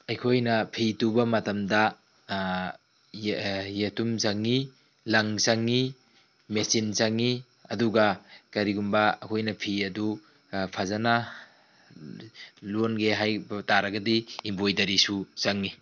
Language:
Manipuri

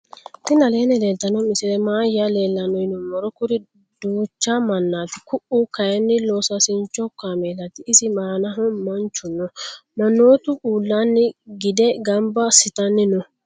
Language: Sidamo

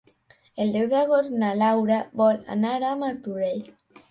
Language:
Catalan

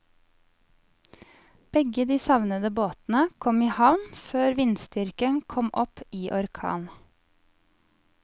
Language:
Norwegian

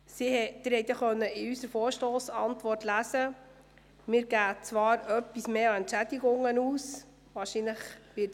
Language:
Swiss German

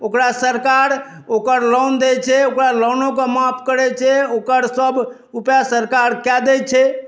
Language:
Maithili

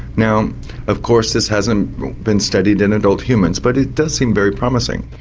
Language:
English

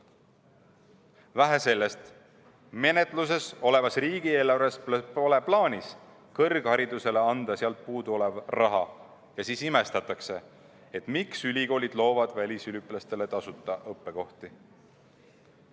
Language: Estonian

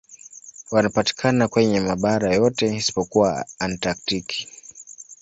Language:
Swahili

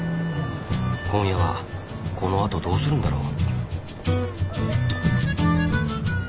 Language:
Japanese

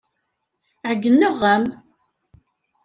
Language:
Kabyle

